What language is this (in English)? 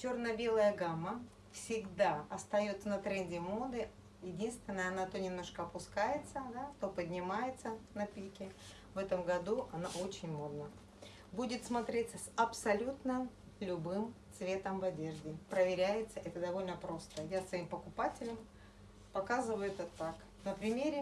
Russian